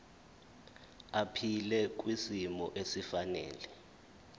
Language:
Zulu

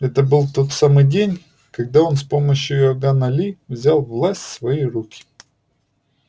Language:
Russian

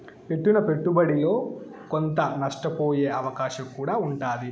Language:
Telugu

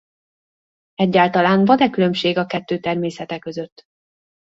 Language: Hungarian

